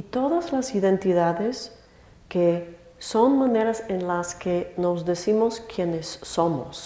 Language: Spanish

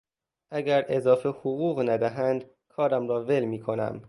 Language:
Persian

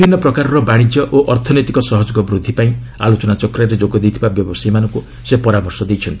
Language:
Odia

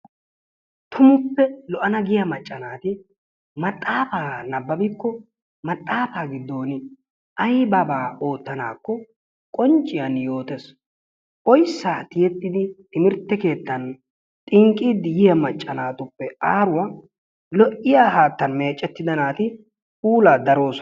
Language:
Wolaytta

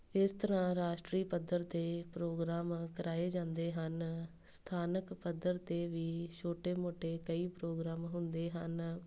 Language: Punjabi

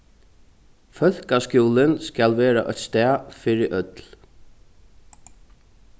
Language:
Faroese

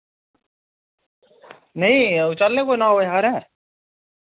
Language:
Dogri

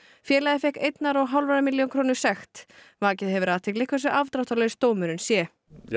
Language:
Icelandic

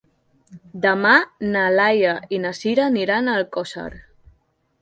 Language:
Catalan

